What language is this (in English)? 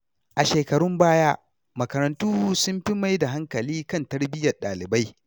Hausa